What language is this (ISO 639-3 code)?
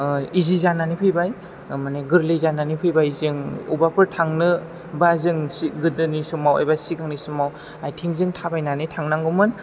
brx